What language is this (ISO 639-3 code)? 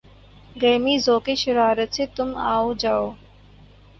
urd